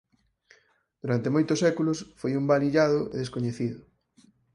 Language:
Galician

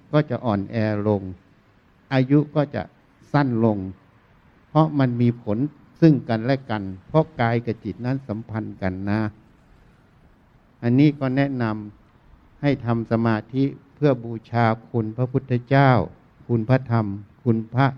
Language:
Thai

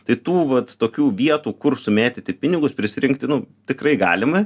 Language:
Lithuanian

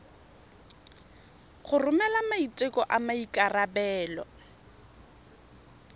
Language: Tswana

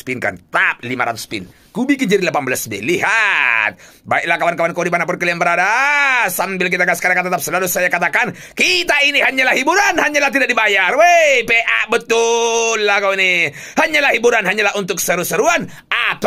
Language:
Indonesian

